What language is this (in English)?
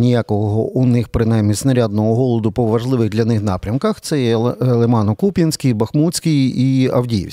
Ukrainian